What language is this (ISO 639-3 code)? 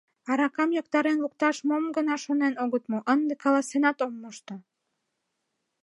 chm